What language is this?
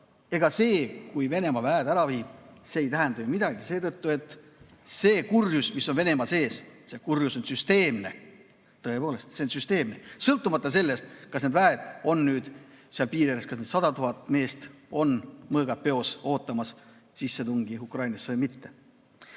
Estonian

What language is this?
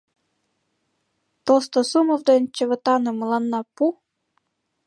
Mari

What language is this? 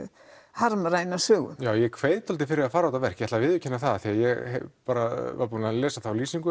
Icelandic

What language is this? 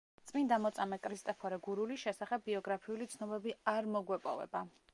Georgian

